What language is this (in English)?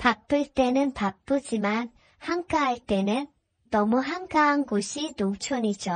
Korean